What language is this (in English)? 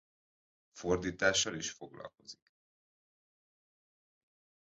Hungarian